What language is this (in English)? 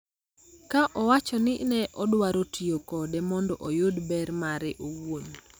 Luo (Kenya and Tanzania)